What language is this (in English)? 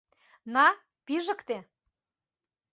Mari